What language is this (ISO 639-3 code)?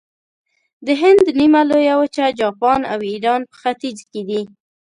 pus